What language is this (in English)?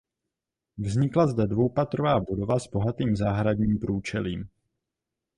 Czech